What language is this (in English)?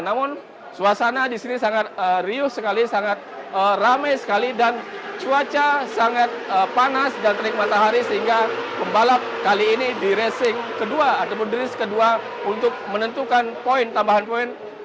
Indonesian